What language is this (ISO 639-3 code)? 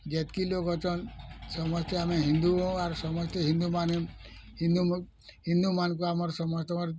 ori